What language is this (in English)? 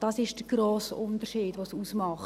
Swiss German